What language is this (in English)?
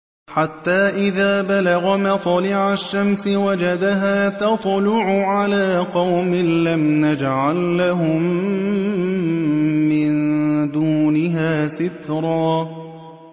Arabic